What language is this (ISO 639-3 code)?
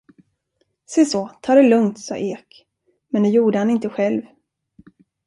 swe